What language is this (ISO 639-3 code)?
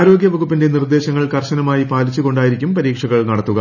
mal